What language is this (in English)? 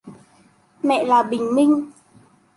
Vietnamese